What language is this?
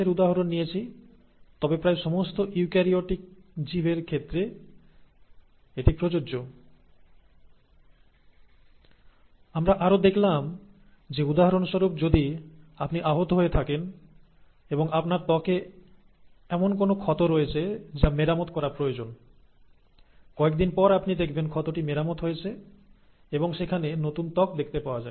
Bangla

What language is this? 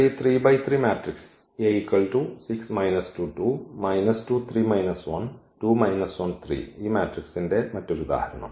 Malayalam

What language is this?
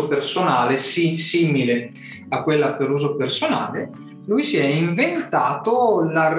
Italian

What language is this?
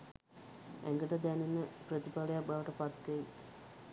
Sinhala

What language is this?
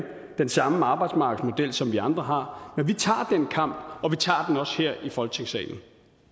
Danish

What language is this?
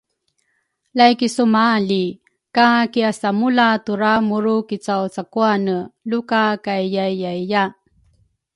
Rukai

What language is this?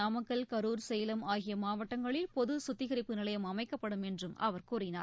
Tamil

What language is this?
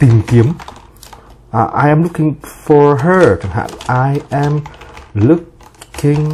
Vietnamese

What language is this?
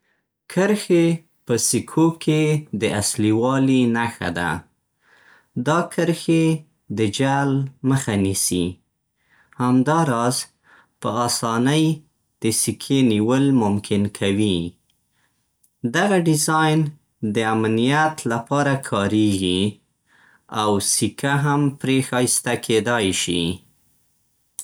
Central Pashto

